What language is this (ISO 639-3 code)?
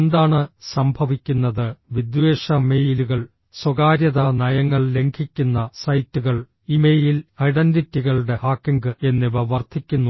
mal